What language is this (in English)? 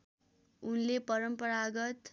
Nepali